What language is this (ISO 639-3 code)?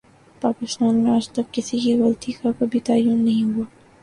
urd